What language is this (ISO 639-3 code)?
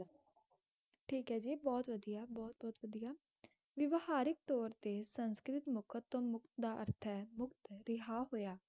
pan